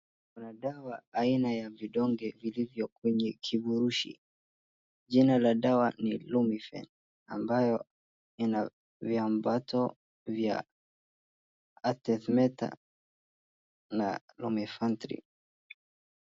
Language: Swahili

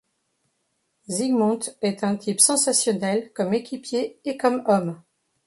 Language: French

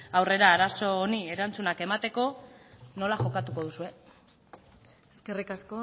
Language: Basque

